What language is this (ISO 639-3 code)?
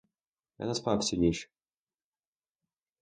ukr